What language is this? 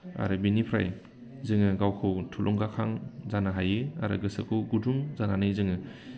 Bodo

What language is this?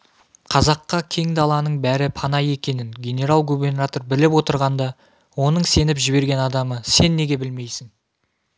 Kazakh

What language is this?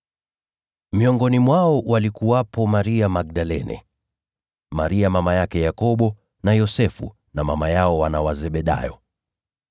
Swahili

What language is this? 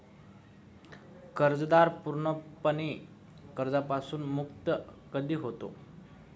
Marathi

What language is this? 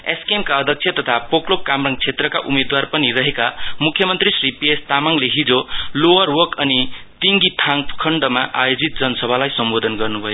Nepali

